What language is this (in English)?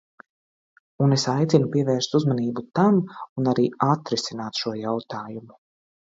Latvian